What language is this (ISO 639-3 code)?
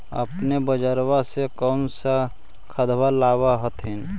mag